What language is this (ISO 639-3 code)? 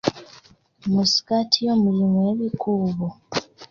lug